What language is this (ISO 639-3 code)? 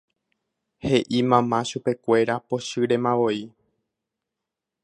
grn